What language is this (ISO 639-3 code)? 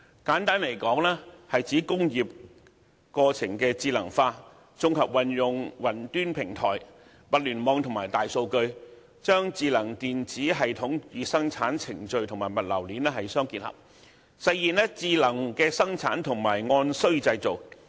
yue